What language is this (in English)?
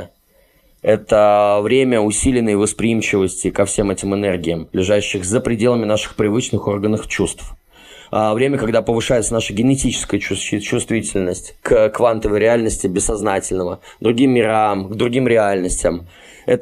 Russian